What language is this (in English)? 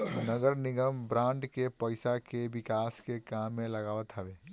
Bhojpuri